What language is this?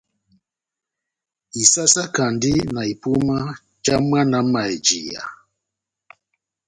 Batanga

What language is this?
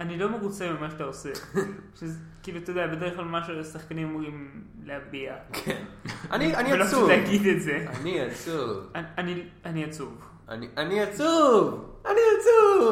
Hebrew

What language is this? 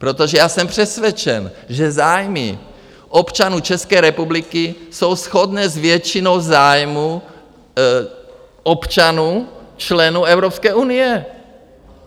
Czech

